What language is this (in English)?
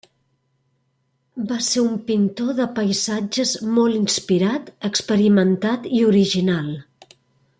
Catalan